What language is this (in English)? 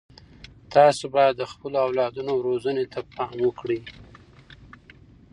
Pashto